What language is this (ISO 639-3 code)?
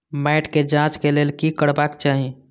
mai